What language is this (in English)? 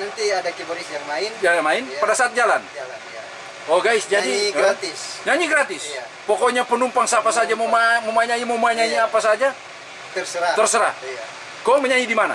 Indonesian